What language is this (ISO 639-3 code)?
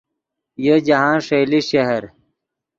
ydg